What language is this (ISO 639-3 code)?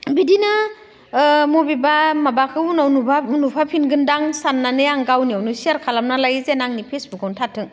brx